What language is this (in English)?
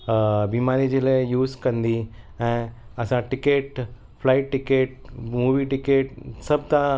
Sindhi